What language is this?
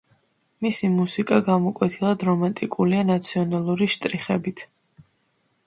Georgian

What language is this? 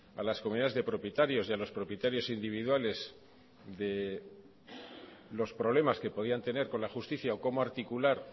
Spanish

